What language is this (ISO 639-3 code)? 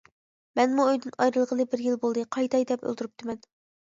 uig